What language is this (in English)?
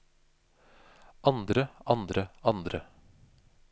Norwegian